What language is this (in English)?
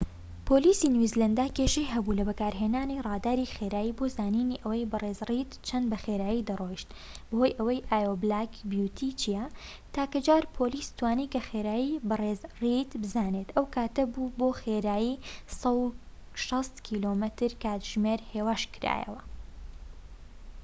Central Kurdish